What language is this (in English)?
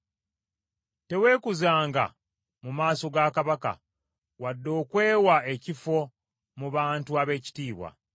Ganda